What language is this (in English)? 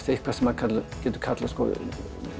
Icelandic